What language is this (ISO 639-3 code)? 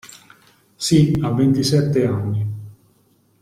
ita